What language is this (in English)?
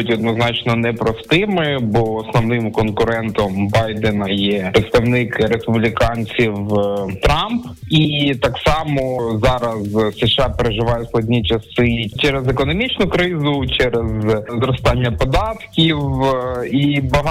Ukrainian